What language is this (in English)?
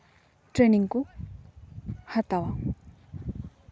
Santali